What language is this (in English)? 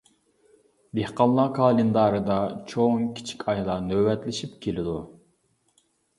Uyghur